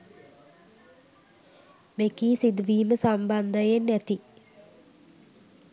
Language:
Sinhala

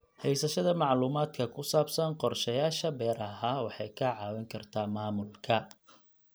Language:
Somali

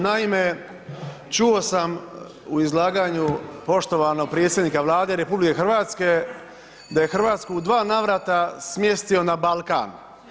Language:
Croatian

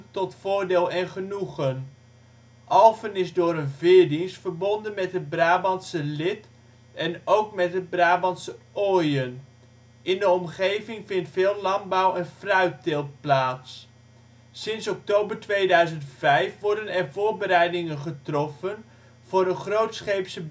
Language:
Dutch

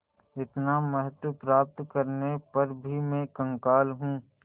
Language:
Hindi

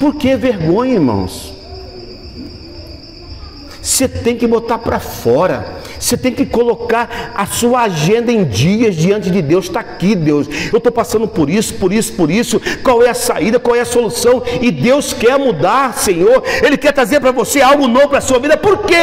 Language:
Portuguese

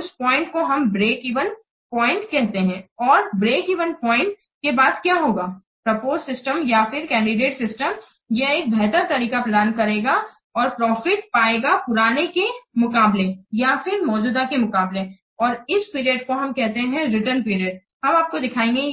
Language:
Hindi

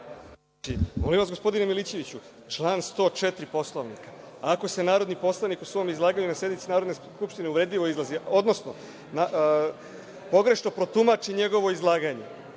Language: Serbian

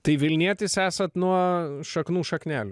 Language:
Lithuanian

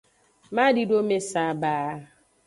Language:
Aja (Benin)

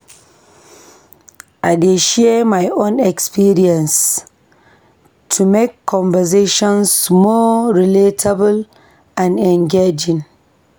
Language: Nigerian Pidgin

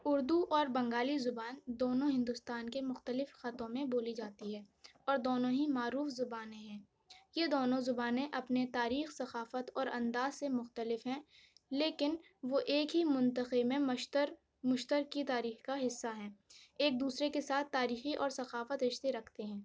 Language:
Urdu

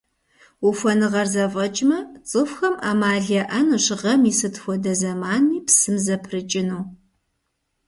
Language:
Kabardian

